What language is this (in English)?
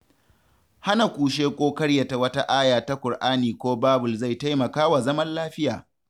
Hausa